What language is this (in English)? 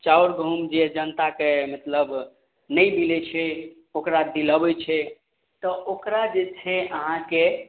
Maithili